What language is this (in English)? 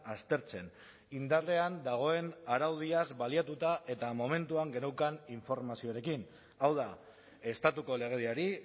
Basque